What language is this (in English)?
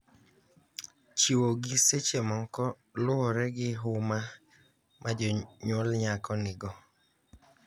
Luo (Kenya and Tanzania)